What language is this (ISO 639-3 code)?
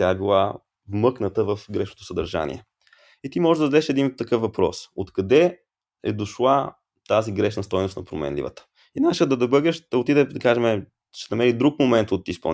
bul